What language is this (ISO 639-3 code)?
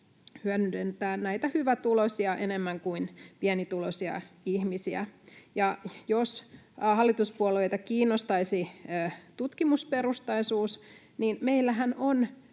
fin